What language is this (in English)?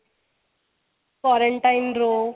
Punjabi